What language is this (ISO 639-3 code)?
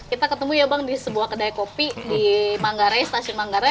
ind